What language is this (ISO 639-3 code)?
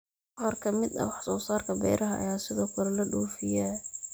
som